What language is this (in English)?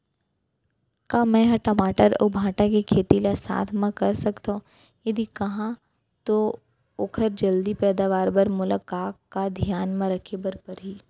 Chhattisgarhi